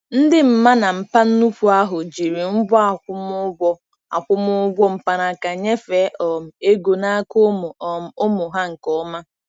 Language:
Igbo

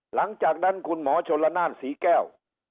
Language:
Thai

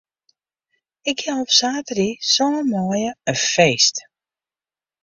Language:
Western Frisian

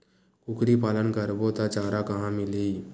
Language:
Chhattisgarhi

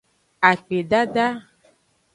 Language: Aja (Benin)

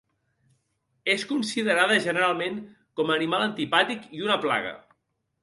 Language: Catalan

